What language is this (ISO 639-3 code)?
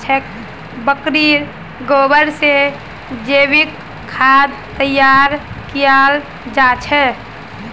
mag